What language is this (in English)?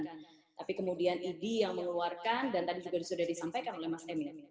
Indonesian